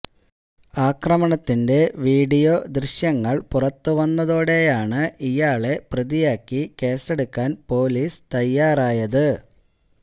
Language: Malayalam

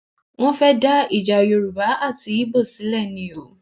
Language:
Yoruba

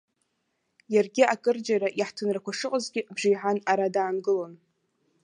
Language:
Abkhazian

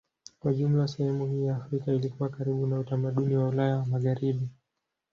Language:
Swahili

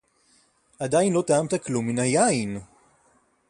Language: Hebrew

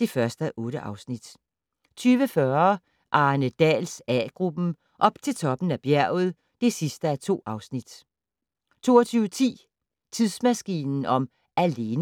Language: Danish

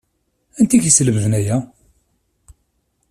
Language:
Kabyle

